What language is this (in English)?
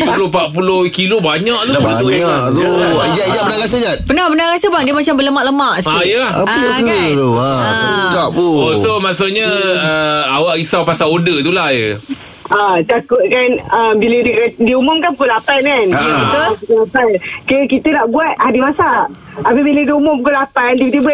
Malay